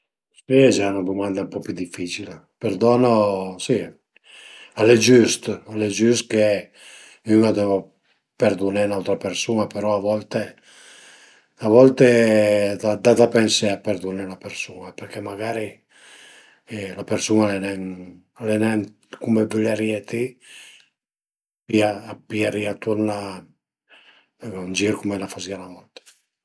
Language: Piedmontese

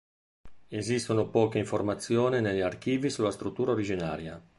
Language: Italian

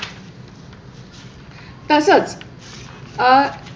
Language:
Marathi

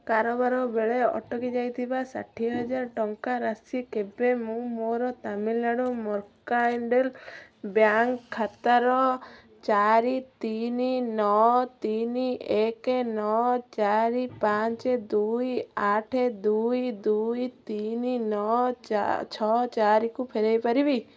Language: Odia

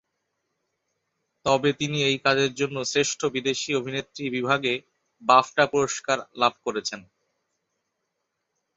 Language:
Bangla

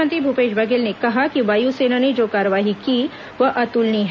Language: Hindi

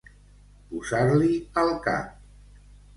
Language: Catalan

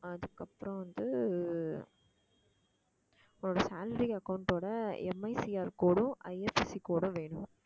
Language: Tamil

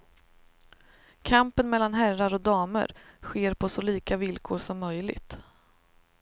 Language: Swedish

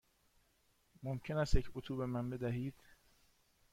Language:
Persian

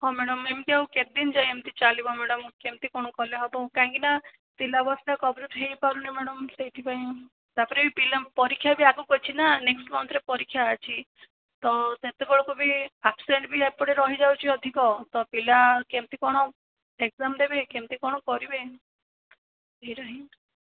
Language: Odia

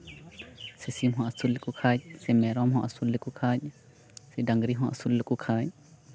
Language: Santali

